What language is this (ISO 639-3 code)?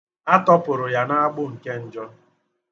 ibo